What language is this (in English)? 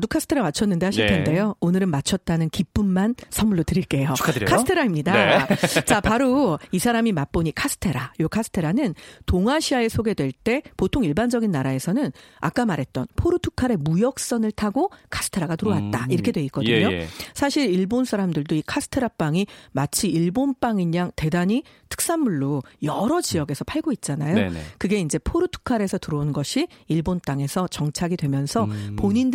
Korean